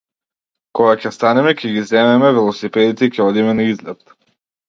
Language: Macedonian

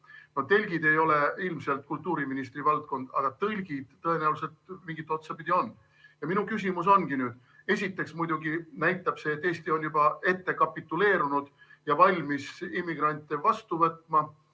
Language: Estonian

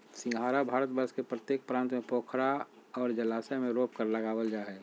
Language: Magahi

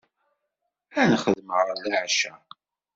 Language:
Kabyle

